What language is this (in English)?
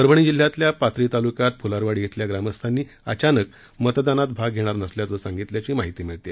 Marathi